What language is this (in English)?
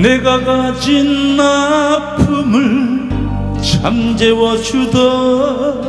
Korean